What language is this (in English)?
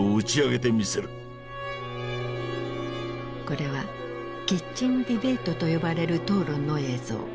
Japanese